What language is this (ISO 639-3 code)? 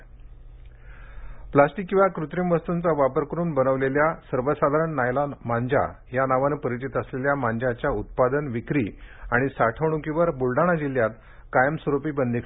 mar